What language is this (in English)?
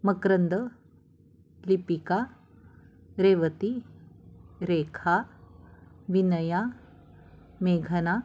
Marathi